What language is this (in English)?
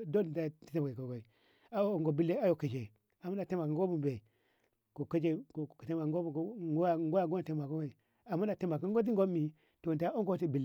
Ngamo